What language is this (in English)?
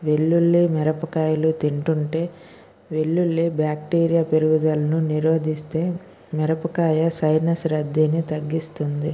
Telugu